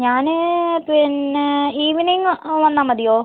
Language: Malayalam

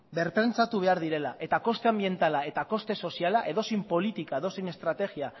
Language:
Basque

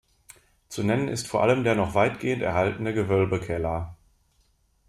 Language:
German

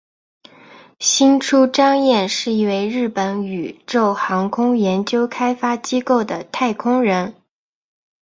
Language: Chinese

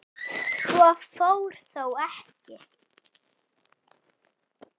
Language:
Icelandic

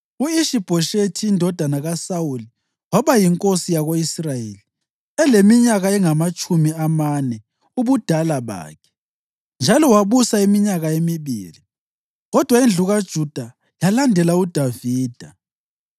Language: North Ndebele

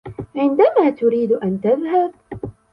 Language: Arabic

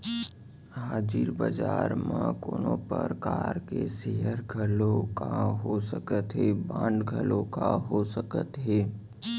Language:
Chhattisgarhi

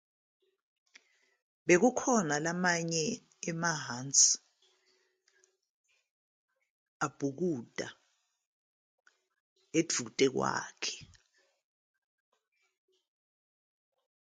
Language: Zulu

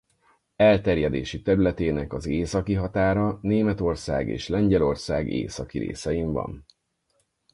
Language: Hungarian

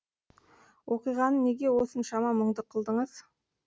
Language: Kazakh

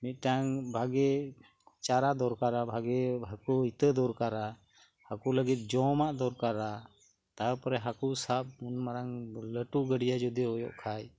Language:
Santali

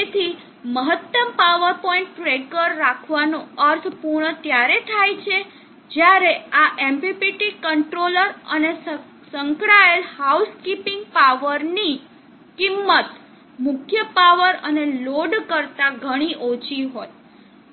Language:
Gujarati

